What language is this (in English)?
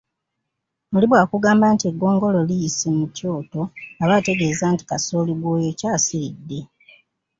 Ganda